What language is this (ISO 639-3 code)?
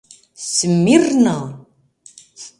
chm